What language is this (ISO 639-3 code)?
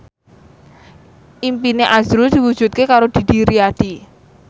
jav